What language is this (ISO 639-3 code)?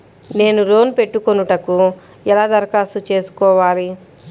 tel